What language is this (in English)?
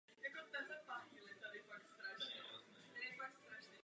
Czech